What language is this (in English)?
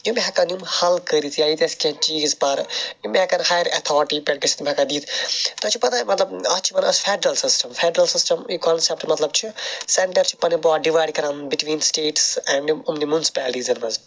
Kashmiri